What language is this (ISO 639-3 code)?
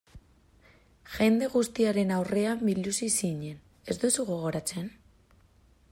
eus